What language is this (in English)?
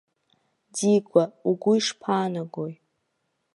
Abkhazian